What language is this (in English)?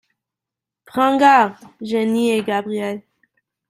French